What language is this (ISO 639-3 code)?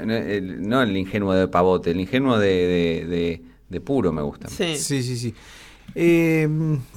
spa